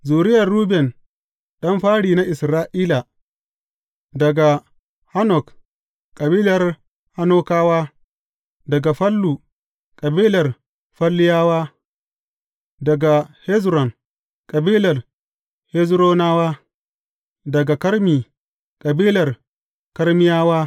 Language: Hausa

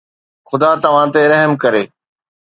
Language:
Sindhi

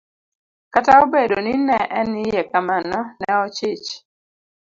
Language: Luo (Kenya and Tanzania)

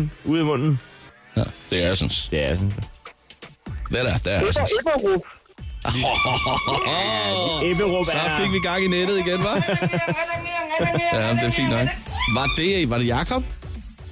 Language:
Danish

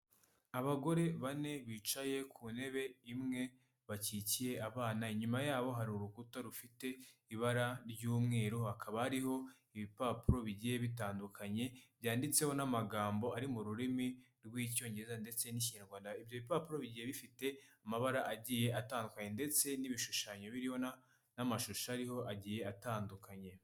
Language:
Kinyarwanda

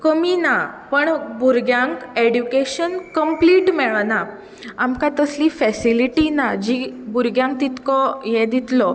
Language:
Konkani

